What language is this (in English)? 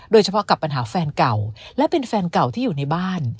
Thai